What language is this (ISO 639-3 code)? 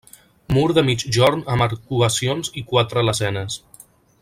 cat